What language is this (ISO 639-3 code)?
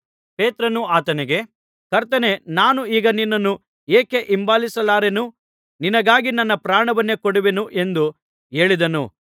kan